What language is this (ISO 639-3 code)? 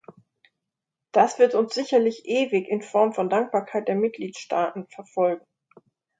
deu